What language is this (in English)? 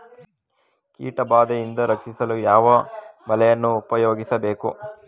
Kannada